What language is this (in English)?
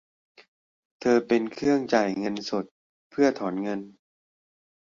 Thai